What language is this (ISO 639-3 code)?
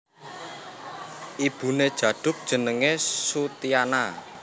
jav